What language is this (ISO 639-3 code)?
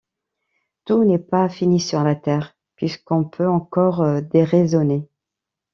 fra